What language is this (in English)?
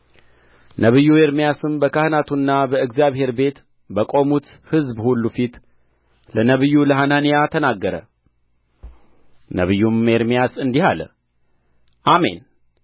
Amharic